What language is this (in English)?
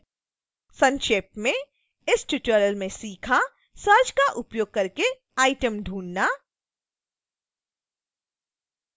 Hindi